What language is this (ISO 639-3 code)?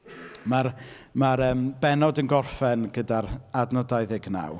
cym